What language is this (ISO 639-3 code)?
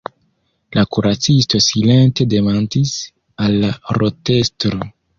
epo